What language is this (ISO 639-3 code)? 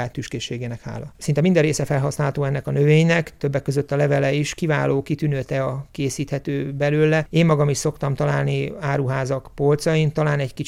hun